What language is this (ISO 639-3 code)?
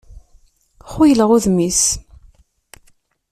kab